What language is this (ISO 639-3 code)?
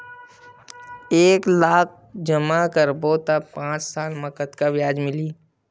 hne